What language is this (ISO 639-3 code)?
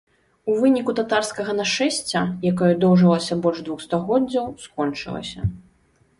bel